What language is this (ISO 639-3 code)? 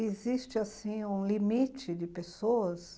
por